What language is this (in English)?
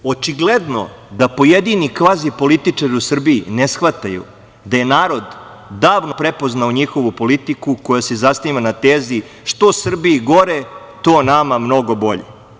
Serbian